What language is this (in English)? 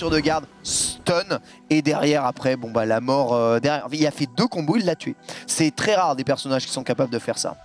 French